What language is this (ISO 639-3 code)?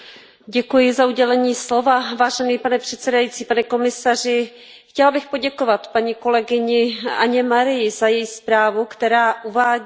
ces